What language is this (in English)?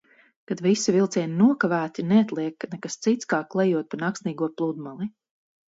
Latvian